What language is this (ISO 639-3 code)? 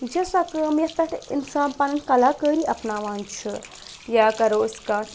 kas